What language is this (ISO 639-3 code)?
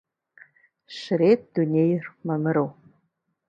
kbd